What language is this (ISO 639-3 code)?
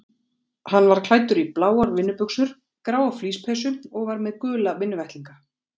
isl